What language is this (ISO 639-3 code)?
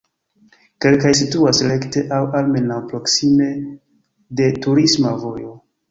epo